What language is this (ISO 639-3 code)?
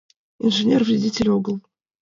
chm